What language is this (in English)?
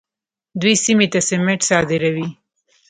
Pashto